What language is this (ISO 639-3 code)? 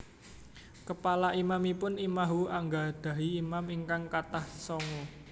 jav